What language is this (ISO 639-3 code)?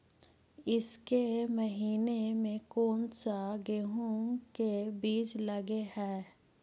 mag